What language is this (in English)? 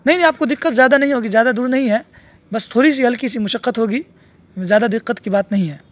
Urdu